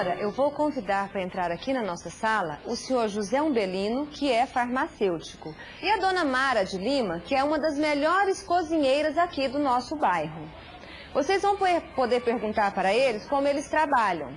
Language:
Portuguese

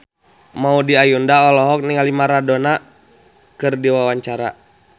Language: Sundanese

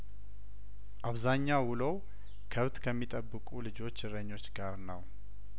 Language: Amharic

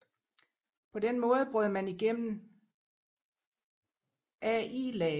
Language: Danish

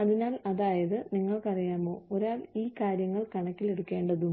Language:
Malayalam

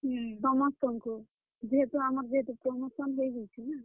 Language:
Odia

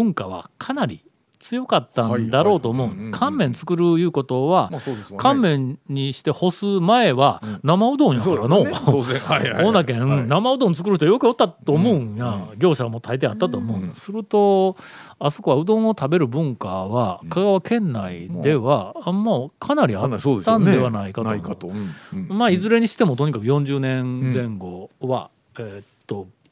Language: Japanese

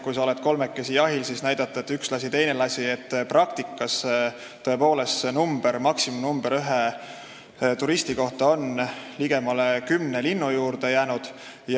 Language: Estonian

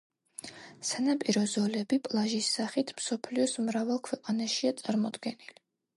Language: Georgian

